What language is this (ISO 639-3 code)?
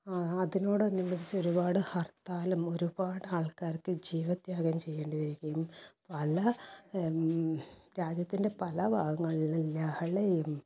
mal